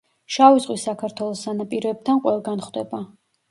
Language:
Georgian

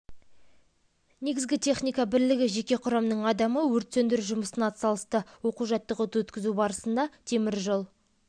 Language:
Kazakh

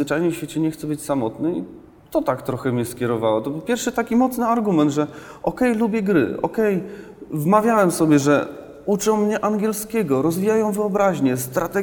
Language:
Polish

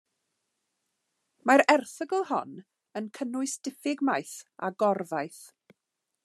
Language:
Welsh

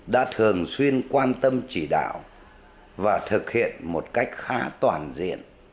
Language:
Vietnamese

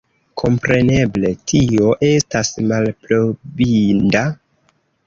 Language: Esperanto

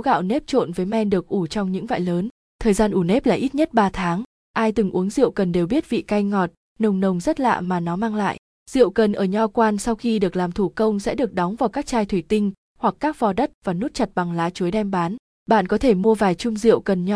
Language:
Vietnamese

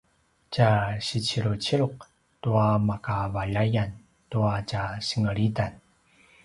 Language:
Paiwan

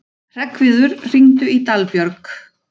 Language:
Icelandic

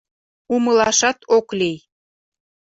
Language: Mari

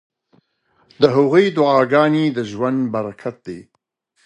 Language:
Pashto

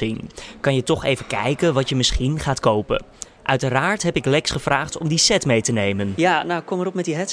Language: Dutch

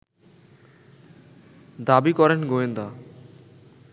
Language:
Bangla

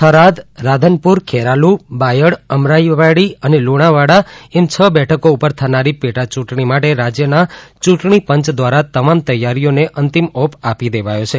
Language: Gujarati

